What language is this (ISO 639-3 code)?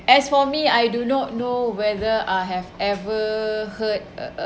eng